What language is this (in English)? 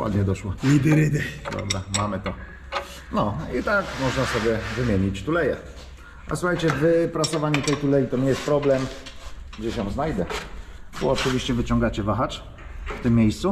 Polish